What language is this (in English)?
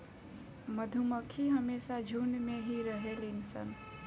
Bhojpuri